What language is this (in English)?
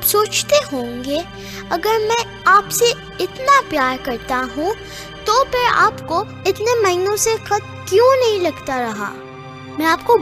Urdu